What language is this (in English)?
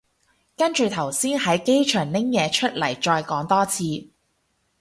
Cantonese